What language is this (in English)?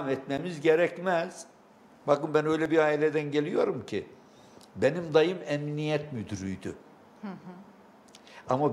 Turkish